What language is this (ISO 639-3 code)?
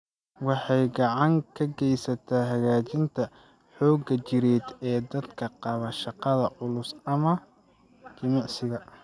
som